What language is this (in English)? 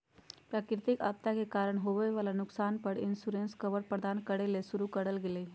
Magahi